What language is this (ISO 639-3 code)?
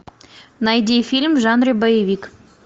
rus